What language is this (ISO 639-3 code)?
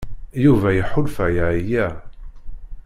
kab